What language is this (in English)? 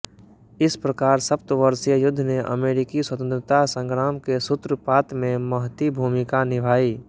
Hindi